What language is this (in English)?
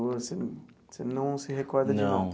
Portuguese